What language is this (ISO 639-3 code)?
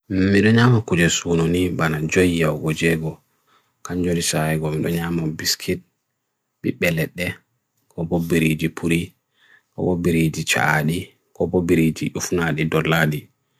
fui